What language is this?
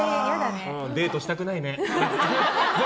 Japanese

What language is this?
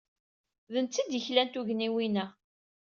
Kabyle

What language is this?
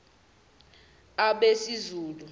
Zulu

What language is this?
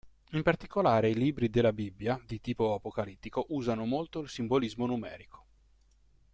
Italian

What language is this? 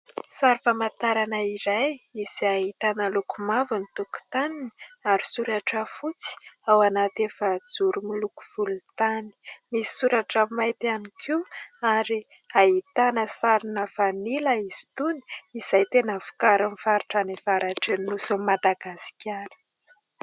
Malagasy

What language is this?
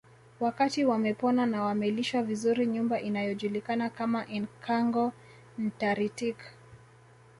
Swahili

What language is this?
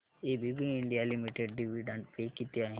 Marathi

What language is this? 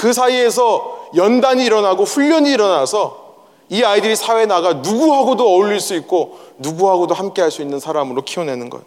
Korean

